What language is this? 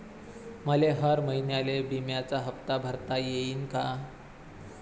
Marathi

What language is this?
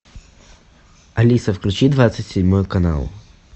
Russian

